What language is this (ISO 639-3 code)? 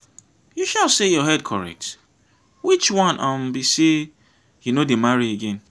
pcm